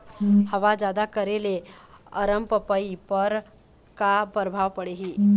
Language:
Chhattisgarhi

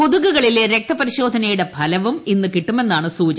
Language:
Malayalam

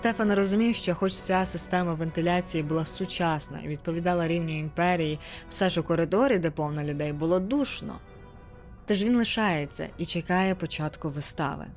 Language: Ukrainian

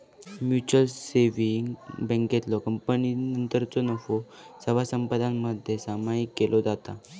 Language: Marathi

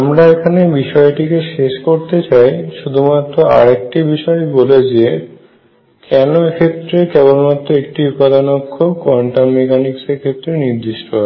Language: Bangla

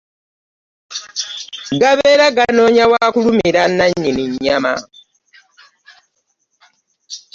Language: Ganda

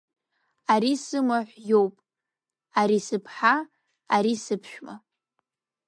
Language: Abkhazian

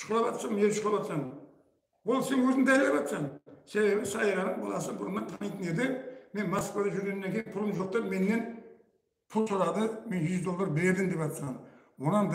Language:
Turkish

